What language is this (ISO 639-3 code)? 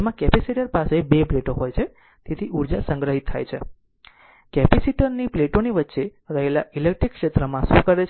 guj